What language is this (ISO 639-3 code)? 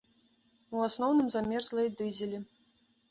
bel